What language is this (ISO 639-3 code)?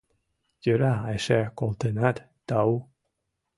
chm